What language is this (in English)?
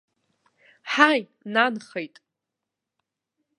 Abkhazian